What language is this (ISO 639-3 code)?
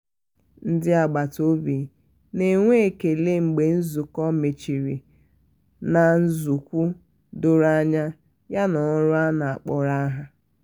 ibo